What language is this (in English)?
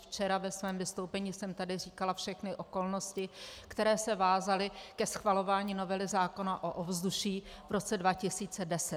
Czech